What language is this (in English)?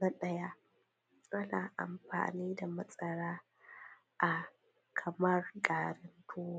Hausa